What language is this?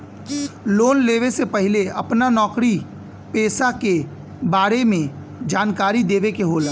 Bhojpuri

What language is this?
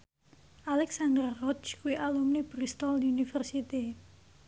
Javanese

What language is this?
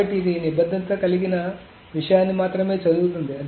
Telugu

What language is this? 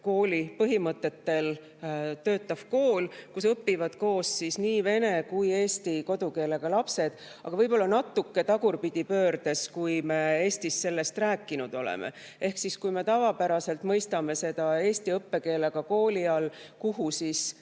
Estonian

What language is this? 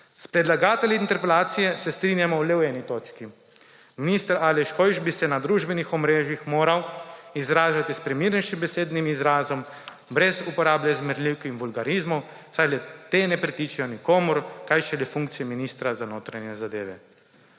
Slovenian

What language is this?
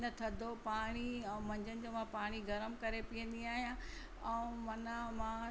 Sindhi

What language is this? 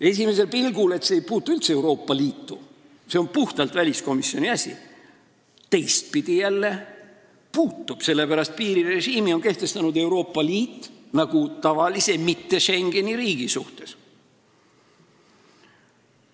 Estonian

